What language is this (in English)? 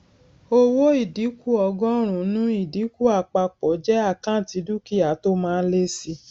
Yoruba